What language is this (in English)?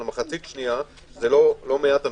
Hebrew